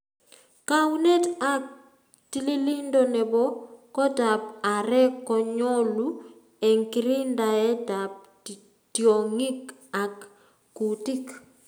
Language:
Kalenjin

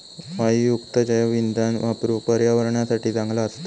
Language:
Marathi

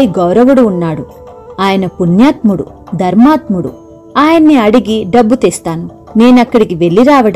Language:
Telugu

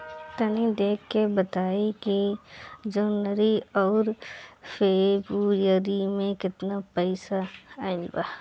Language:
Bhojpuri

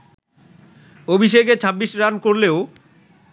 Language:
Bangla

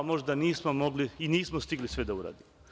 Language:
Serbian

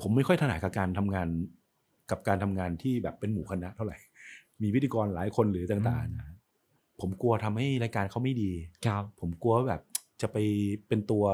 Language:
Thai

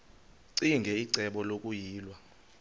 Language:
Xhosa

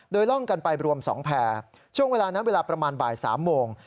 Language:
Thai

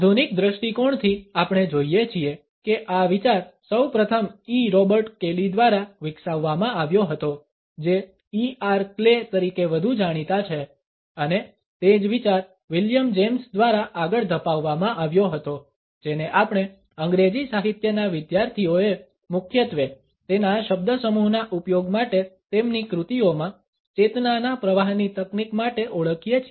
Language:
Gujarati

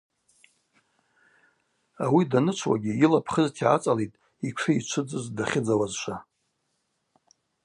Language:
Abaza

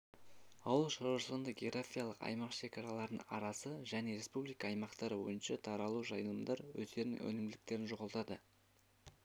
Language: Kazakh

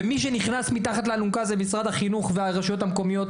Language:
Hebrew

